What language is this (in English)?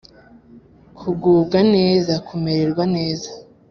Kinyarwanda